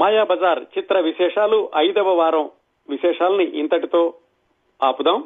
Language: Telugu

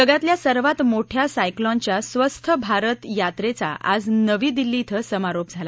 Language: Marathi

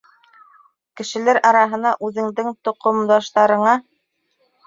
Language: Bashkir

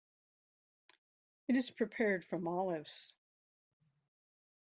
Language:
English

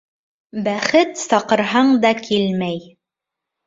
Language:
Bashkir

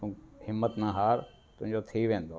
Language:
Sindhi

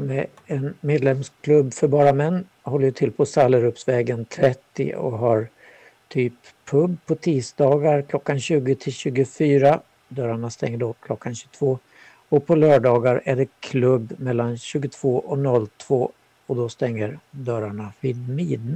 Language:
Swedish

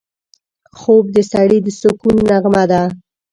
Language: Pashto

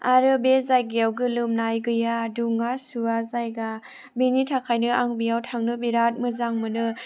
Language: Bodo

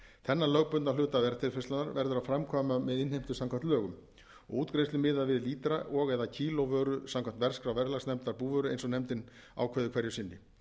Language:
Icelandic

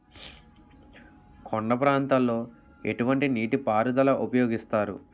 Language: Telugu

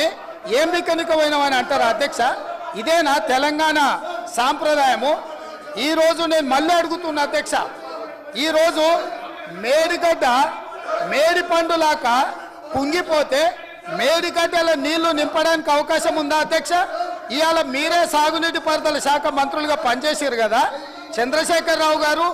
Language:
Telugu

